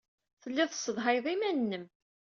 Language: Kabyle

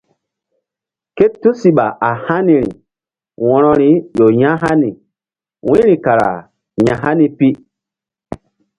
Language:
Mbum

